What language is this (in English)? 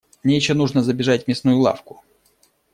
Russian